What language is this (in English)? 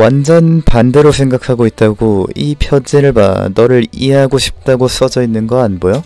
Korean